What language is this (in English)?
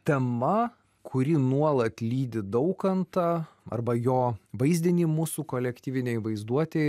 Lithuanian